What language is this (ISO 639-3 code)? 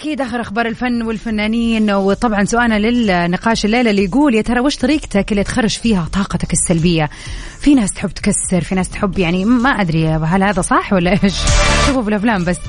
ara